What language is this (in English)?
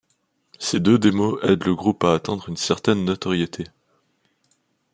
French